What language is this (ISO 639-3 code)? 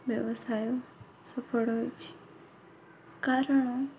ori